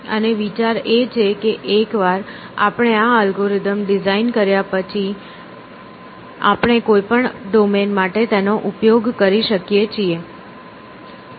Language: Gujarati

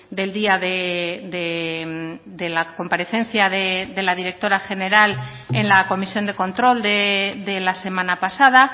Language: Spanish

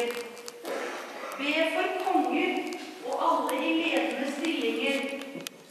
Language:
Dutch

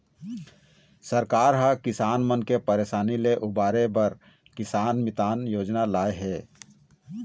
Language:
Chhattisgarhi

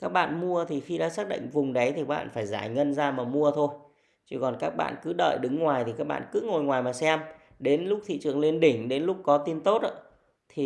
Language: Vietnamese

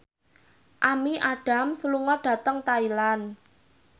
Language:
Javanese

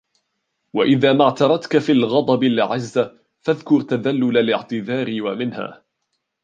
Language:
Arabic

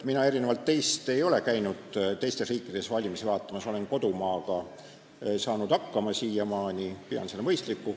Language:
Estonian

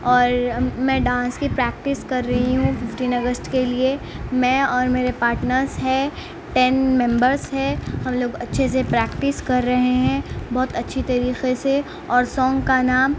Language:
Urdu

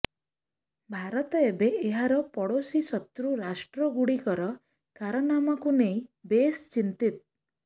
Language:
Odia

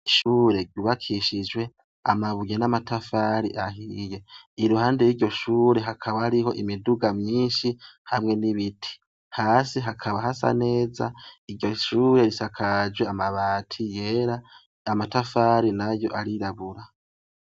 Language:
Rundi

